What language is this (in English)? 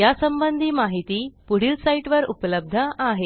Marathi